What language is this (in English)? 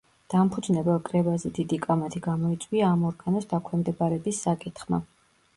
Georgian